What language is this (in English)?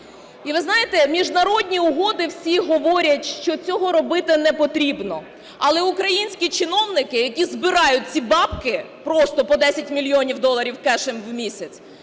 Ukrainian